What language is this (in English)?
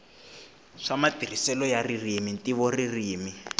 Tsonga